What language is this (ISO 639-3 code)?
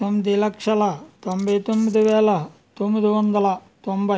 tel